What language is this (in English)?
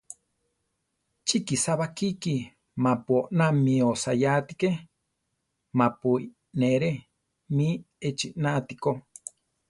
Central Tarahumara